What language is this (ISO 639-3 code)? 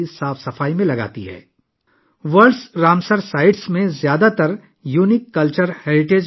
urd